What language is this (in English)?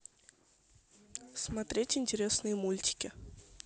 Russian